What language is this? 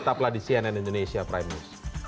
Indonesian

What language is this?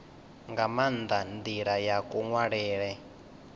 Venda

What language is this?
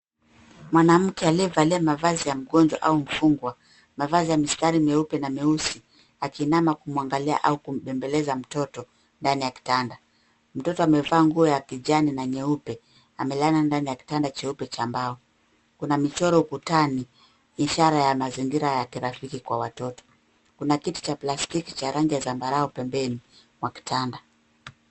Swahili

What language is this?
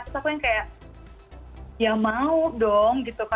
Indonesian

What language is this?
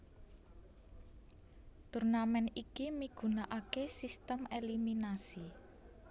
Javanese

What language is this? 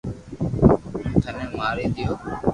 Loarki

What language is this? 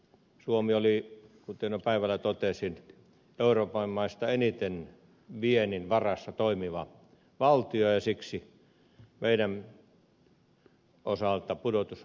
Finnish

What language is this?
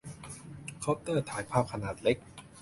Thai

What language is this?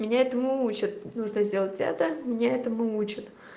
Russian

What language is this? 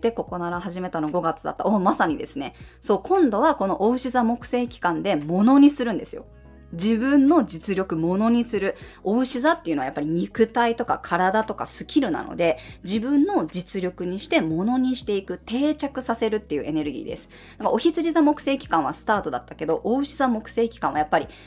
Japanese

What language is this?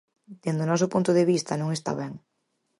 Galician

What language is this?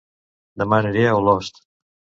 Catalan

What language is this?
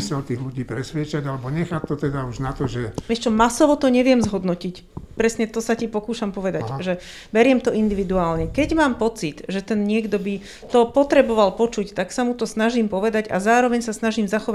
Slovak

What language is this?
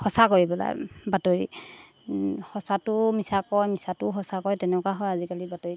Assamese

